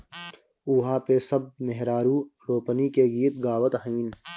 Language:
Bhojpuri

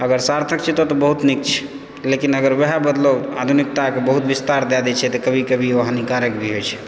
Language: Maithili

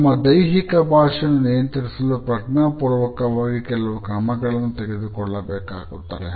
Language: Kannada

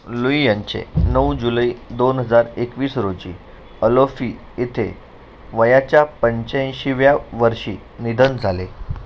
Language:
Marathi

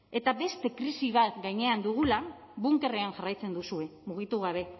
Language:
Basque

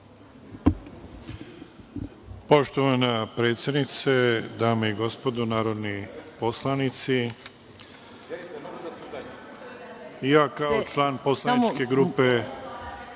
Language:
Serbian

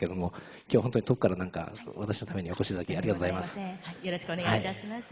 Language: Japanese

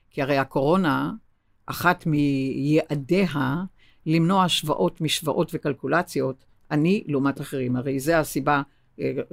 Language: Hebrew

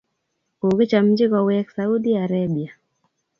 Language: Kalenjin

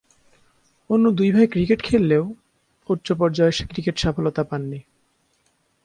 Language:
Bangla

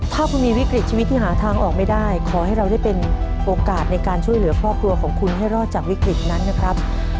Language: Thai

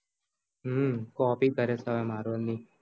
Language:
Gujarati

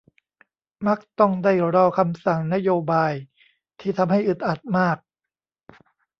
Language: Thai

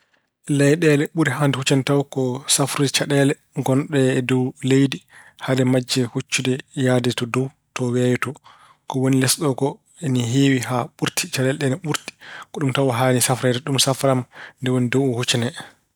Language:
Fula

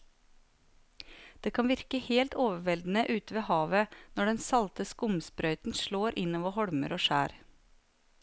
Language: Norwegian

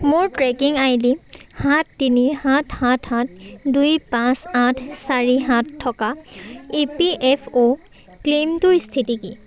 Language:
Assamese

